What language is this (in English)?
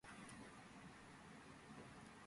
Georgian